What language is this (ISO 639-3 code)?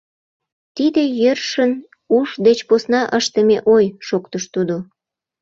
chm